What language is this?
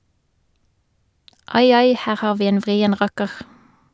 Norwegian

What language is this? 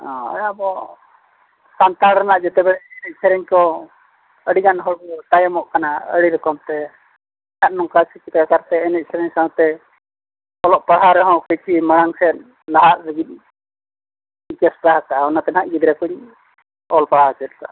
Santali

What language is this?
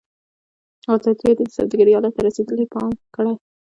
Pashto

